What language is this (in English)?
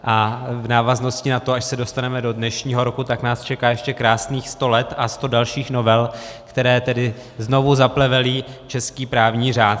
Czech